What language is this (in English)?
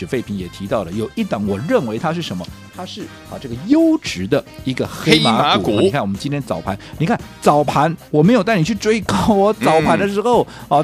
Chinese